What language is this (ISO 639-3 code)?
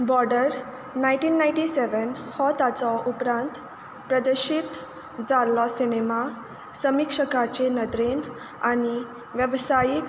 kok